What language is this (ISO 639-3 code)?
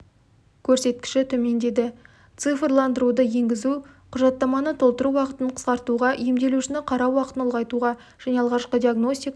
kaz